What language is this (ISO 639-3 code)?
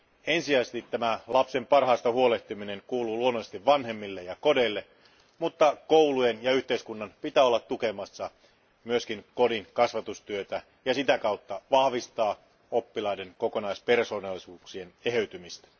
fin